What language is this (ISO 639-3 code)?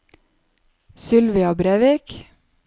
nor